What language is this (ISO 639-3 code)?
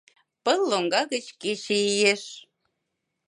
chm